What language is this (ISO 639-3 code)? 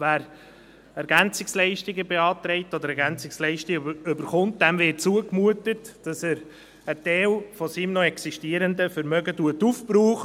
gsw